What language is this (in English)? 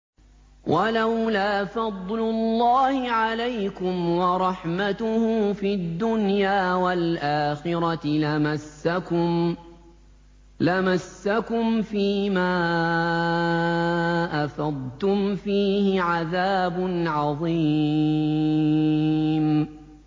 Arabic